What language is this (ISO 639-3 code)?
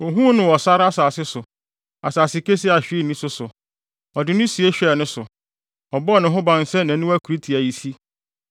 aka